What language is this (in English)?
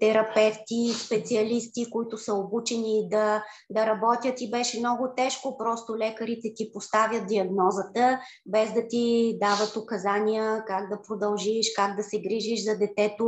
Bulgarian